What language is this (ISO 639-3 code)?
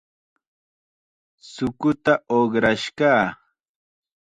qxa